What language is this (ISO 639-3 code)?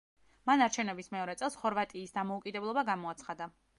kat